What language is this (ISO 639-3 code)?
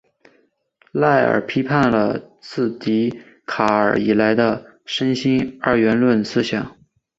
zho